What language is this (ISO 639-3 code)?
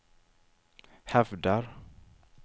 swe